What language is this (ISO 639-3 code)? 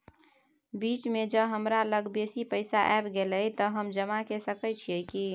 mai